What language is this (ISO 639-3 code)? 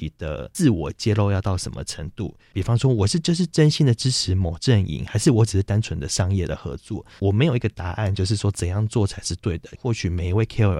zho